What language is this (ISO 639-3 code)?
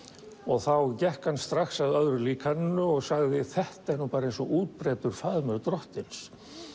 isl